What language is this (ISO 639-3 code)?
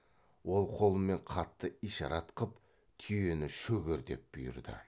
kaz